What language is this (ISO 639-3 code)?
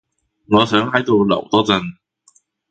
yue